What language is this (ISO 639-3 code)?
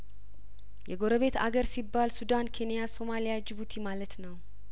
amh